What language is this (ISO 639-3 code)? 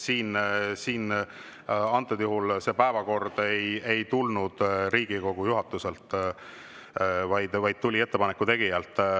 est